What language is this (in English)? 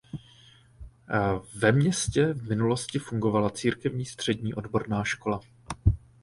Czech